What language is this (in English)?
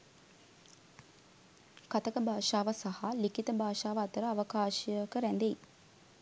Sinhala